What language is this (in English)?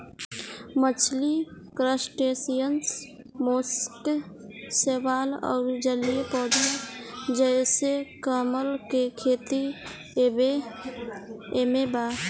Bhojpuri